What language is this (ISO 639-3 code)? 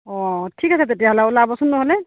asm